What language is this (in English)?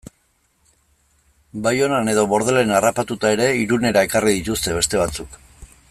Basque